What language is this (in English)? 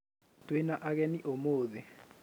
Kikuyu